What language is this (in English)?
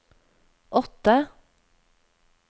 Norwegian